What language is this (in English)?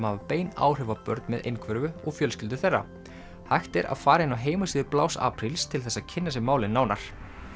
Icelandic